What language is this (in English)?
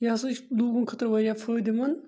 Kashmiri